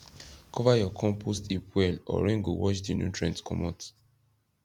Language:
Nigerian Pidgin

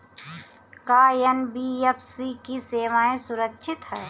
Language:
Bhojpuri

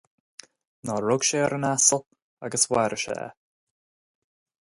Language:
Irish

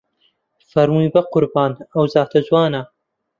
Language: Central Kurdish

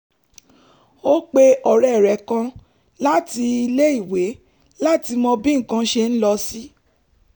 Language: Yoruba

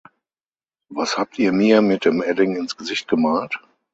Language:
German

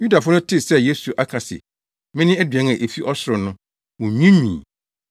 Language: Akan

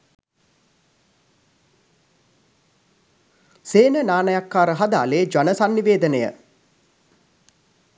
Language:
Sinhala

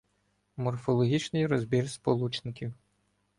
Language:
Ukrainian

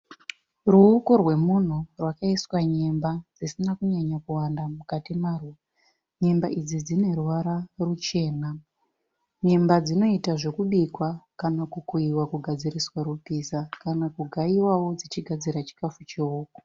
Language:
Shona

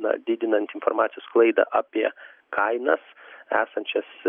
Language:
Lithuanian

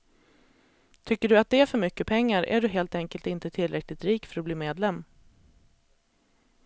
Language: Swedish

